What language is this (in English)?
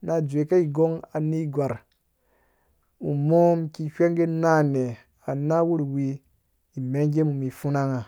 Dũya